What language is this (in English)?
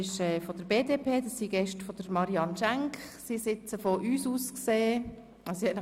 Swiss German